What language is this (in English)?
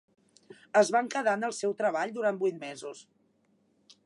Catalan